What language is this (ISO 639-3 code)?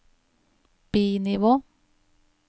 nor